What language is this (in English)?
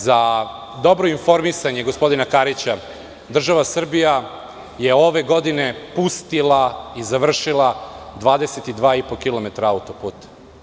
Serbian